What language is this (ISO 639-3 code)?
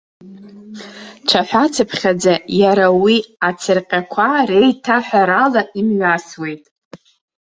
abk